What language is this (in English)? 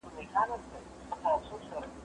Pashto